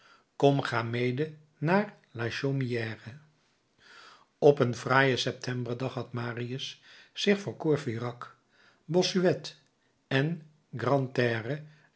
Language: Dutch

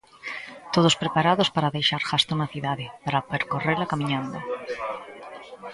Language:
Galician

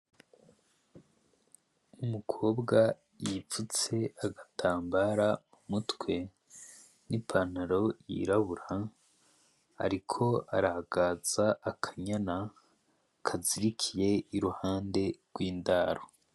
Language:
Rundi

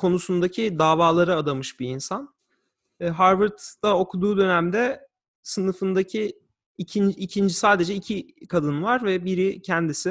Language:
Turkish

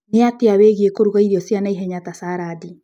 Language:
Kikuyu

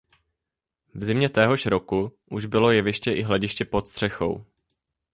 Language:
Czech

